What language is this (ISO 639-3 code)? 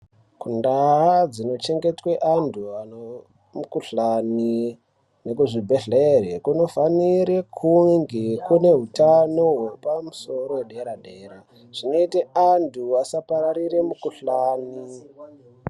ndc